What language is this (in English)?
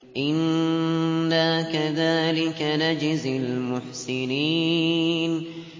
Arabic